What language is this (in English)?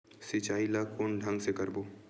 Chhattisgarhi